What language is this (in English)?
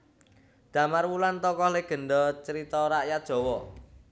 Javanese